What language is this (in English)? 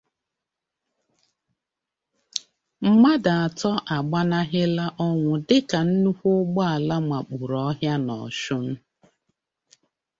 Igbo